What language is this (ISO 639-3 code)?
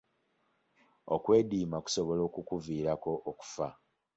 lug